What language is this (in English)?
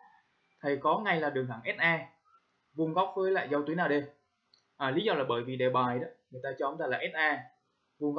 Vietnamese